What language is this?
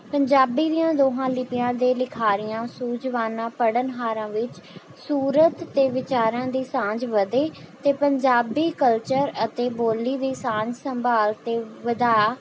Punjabi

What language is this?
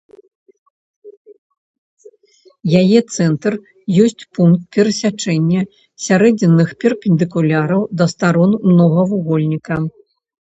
Belarusian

